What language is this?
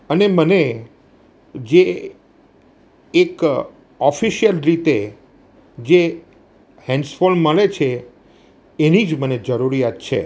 Gujarati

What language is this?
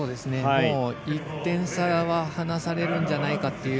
Japanese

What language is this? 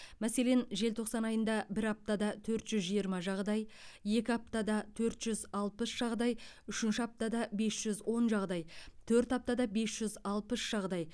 Kazakh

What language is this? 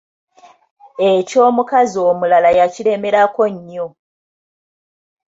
Ganda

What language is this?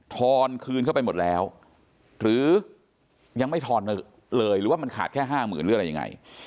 Thai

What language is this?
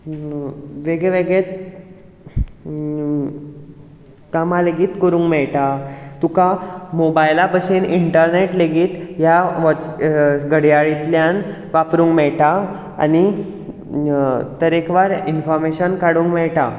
Konkani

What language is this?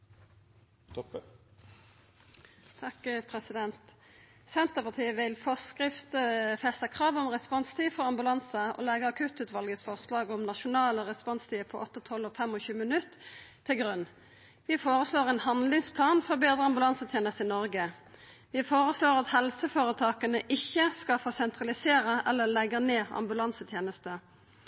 Norwegian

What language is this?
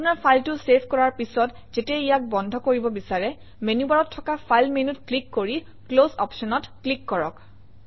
Assamese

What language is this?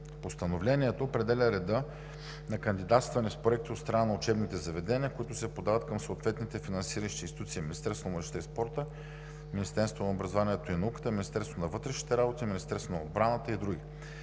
Bulgarian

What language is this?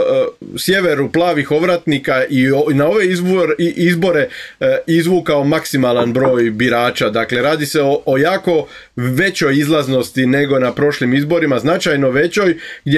Croatian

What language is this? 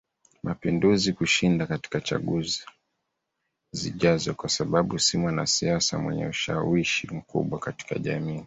Swahili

